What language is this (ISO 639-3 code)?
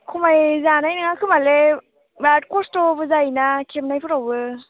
brx